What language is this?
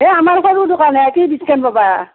Assamese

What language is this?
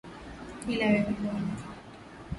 Swahili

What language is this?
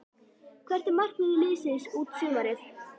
Icelandic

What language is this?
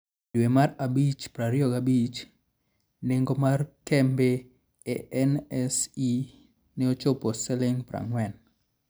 Luo (Kenya and Tanzania)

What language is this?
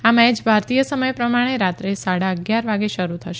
Gujarati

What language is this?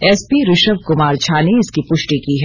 Hindi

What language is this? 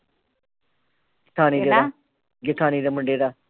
Punjabi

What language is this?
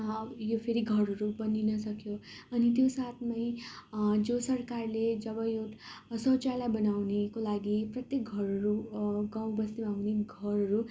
Nepali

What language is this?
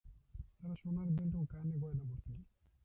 Bangla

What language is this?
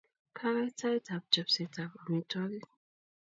Kalenjin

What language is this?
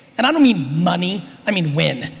English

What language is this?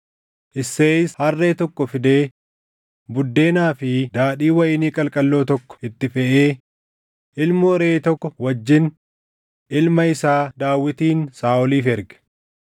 Oromo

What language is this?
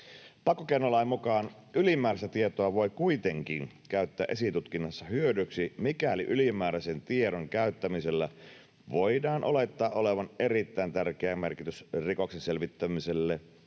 Finnish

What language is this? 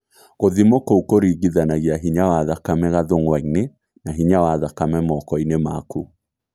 Kikuyu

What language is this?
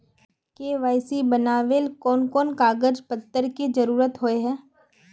Magahi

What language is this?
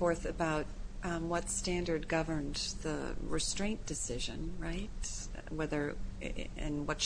English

